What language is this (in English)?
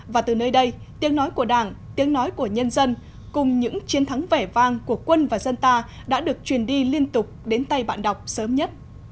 Vietnamese